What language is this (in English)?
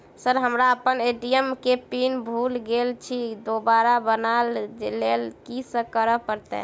Maithili